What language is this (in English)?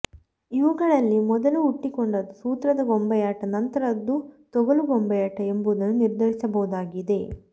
Kannada